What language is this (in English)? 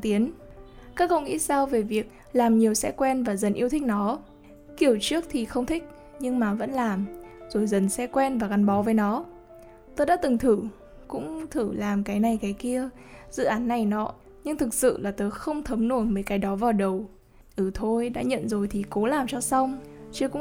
Vietnamese